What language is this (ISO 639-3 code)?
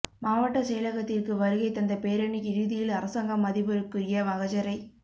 tam